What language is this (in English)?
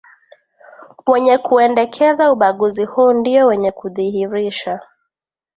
Swahili